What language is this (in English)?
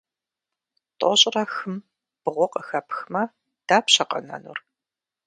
Kabardian